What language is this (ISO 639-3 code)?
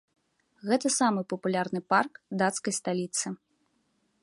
bel